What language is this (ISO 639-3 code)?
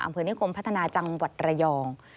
tha